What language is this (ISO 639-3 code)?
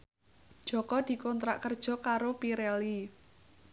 jav